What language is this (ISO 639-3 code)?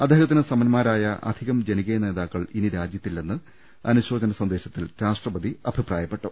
mal